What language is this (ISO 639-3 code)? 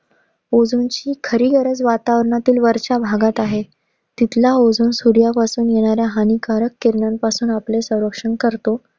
mar